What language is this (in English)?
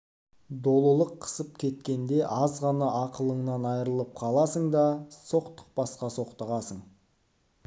Kazakh